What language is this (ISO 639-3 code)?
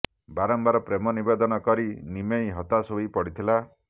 ori